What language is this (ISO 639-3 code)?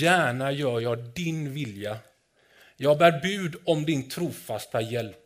swe